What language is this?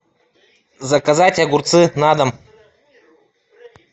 Russian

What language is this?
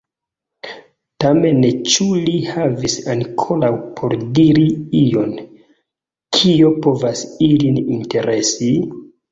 Esperanto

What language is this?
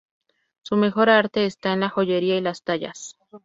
Spanish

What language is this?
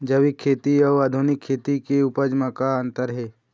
Chhattisgarhi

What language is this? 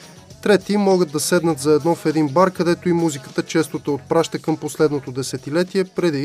Bulgarian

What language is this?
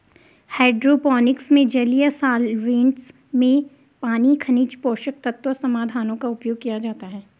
Hindi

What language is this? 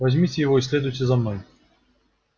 Russian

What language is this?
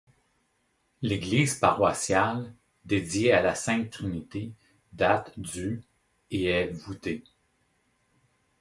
French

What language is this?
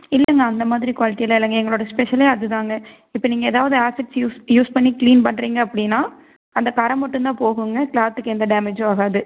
Tamil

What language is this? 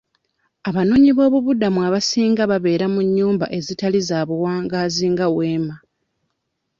Ganda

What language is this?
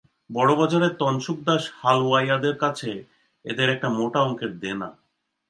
Bangla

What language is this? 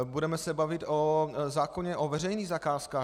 Czech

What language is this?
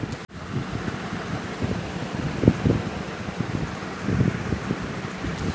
Bangla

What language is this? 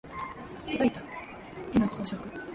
Japanese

